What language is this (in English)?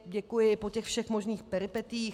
Czech